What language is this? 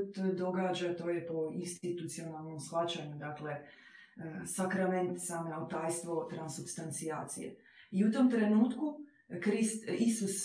Croatian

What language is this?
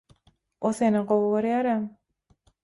Turkmen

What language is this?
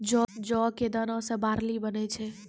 Maithili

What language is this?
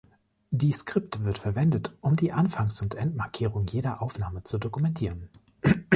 German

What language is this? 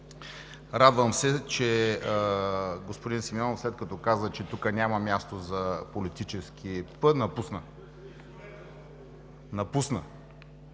Bulgarian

